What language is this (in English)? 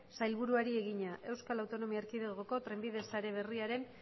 Basque